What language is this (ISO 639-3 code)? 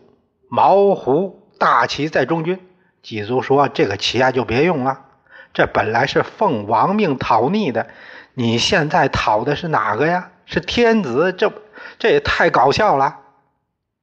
zho